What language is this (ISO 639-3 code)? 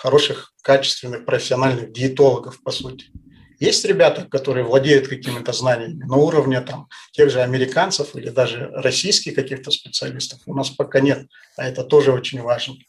rus